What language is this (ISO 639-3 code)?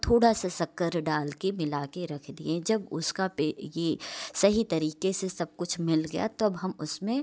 hin